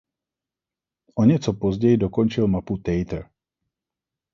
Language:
Czech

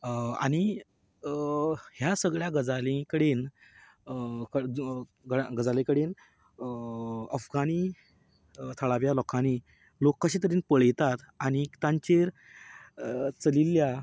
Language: Konkani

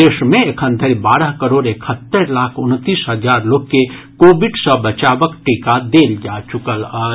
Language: Maithili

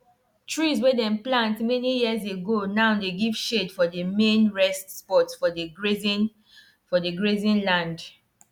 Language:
Nigerian Pidgin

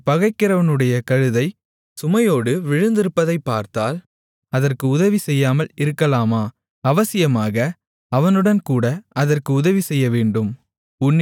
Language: Tamil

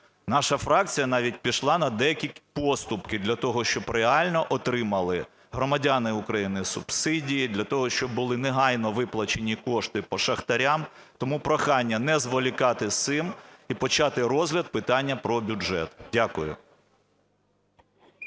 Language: Ukrainian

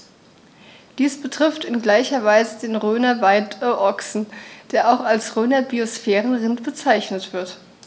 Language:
German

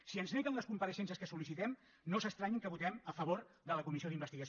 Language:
Catalan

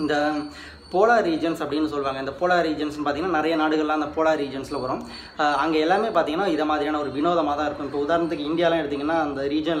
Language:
Romanian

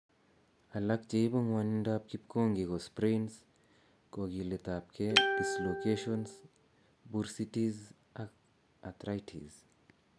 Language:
Kalenjin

